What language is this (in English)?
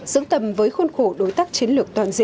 Vietnamese